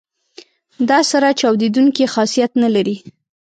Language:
Pashto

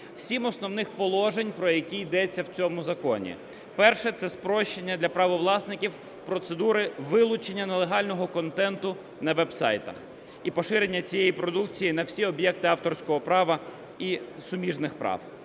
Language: Ukrainian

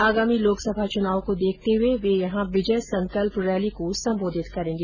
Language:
Hindi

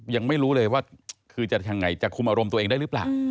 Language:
Thai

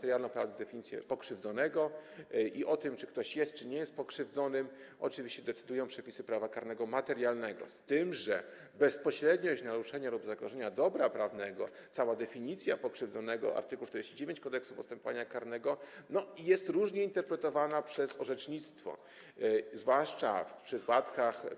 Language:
Polish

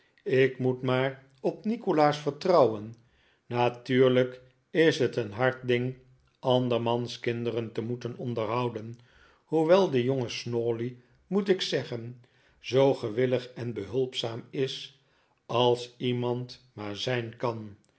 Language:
Dutch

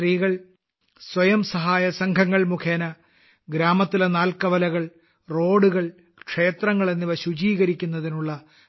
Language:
Malayalam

